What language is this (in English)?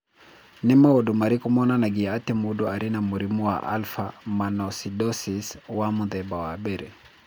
Kikuyu